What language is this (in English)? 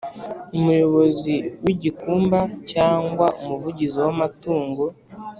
Kinyarwanda